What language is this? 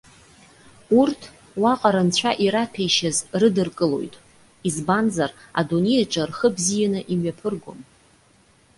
Abkhazian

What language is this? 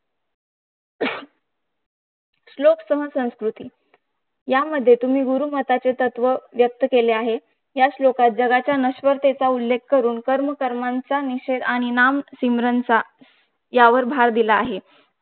Marathi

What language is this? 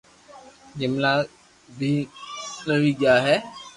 Loarki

